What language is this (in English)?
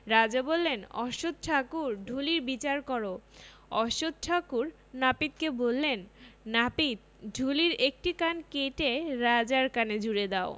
Bangla